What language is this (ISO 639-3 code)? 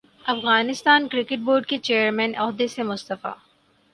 urd